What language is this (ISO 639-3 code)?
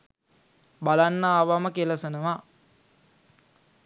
sin